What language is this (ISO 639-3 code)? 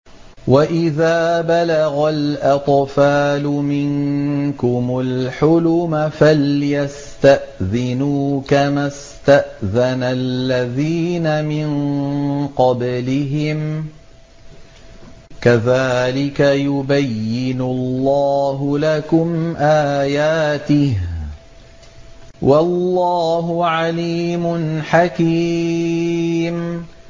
ara